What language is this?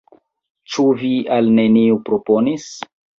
Esperanto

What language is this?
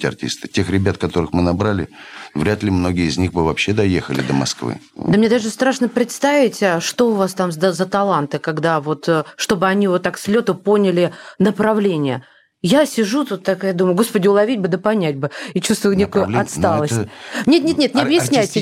Russian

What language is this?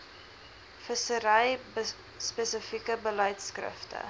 Afrikaans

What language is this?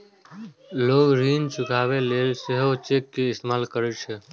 Maithili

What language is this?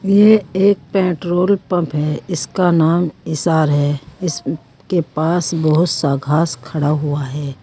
Hindi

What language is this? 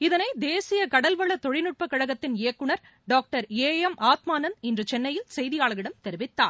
Tamil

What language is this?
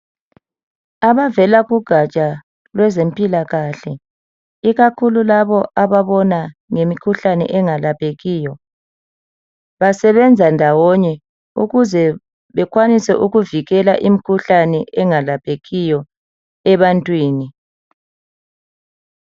North Ndebele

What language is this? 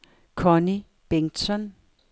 Danish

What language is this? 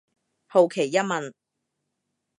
Cantonese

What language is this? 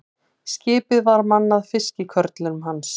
Icelandic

